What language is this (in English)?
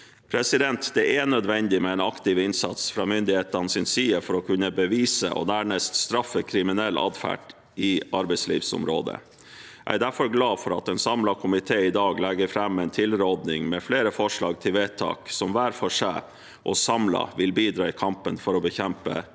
Norwegian